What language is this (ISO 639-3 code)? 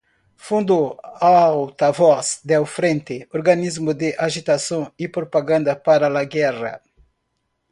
spa